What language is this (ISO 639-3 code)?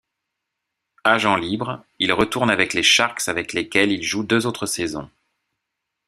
fra